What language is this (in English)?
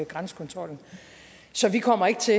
Danish